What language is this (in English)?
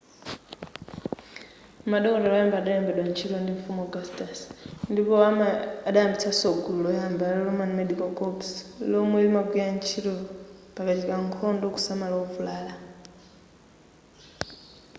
Nyanja